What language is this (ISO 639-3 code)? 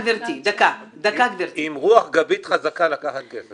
heb